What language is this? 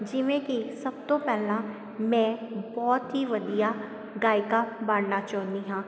Punjabi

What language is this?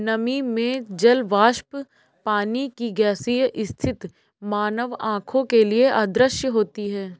Hindi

